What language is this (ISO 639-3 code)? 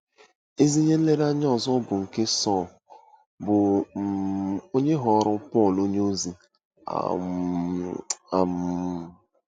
ibo